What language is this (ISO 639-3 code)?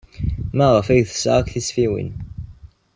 kab